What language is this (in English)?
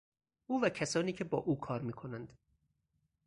Persian